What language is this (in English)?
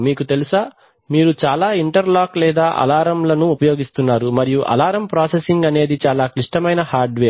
Telugu